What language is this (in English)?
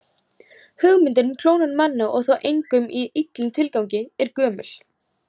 Icelandic